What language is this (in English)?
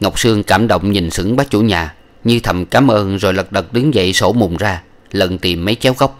Vietnamese